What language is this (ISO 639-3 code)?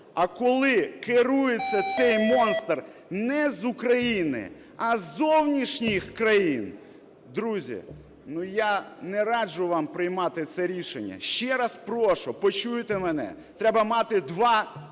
ukr